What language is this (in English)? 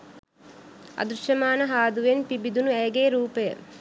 Sinhala